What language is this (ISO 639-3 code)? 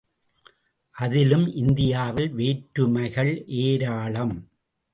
tam